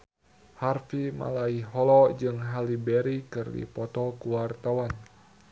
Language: Sundanese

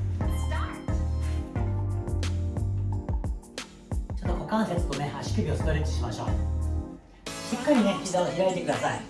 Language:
Japanese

